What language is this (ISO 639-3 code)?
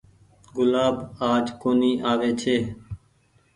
gig